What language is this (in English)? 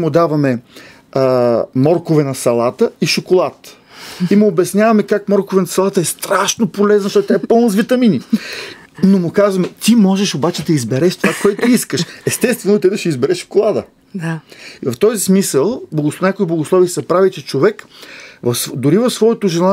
Bulgarian